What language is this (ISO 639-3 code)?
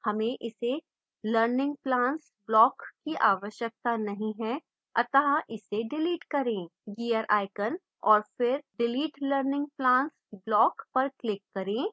hin